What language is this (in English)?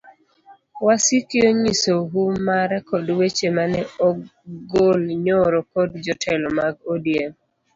Luo (Kenya and Tanzania)